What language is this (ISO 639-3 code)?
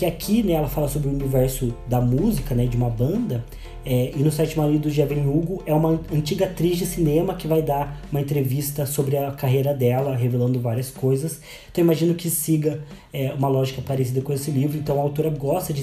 por